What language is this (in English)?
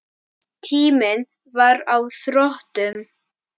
Icelandic